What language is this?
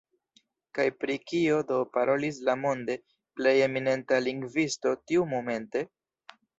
Esperanto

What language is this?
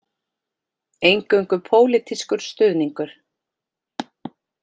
Icelandic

